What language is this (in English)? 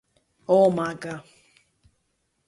Greek